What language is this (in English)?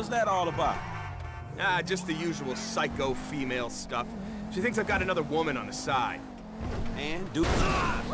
Polish